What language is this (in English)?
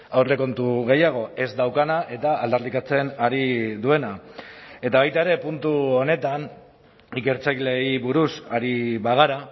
Basque